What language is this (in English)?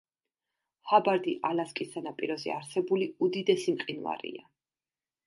Georgian